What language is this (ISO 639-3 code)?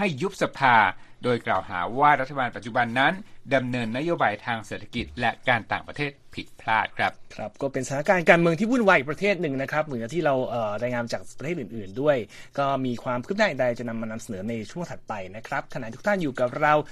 tha